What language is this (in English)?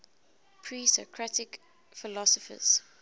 English